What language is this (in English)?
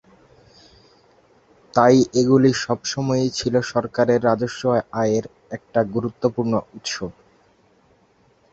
Bangla